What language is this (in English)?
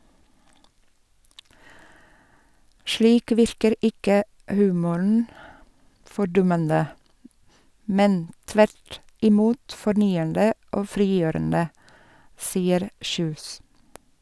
Norwegian